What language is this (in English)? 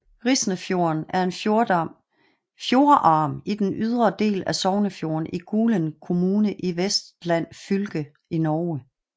Danish